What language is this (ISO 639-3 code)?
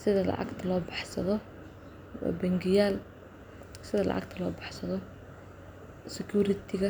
som